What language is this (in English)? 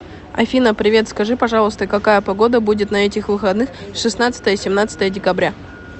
Russian